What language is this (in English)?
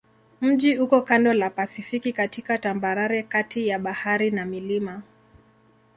Swahili